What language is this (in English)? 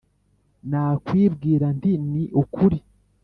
Kinyarwanda